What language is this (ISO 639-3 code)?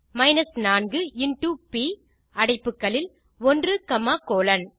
tam